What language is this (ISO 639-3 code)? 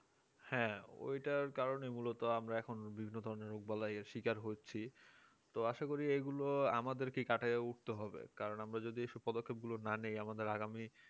ben